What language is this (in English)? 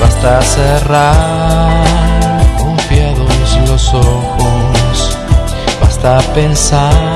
Spanish